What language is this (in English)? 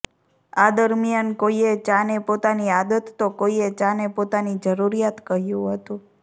Gujarati